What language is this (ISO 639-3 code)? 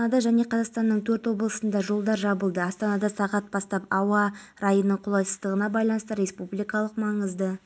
kaz